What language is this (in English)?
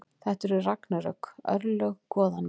Icelandic